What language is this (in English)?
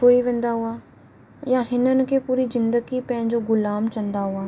Sindhi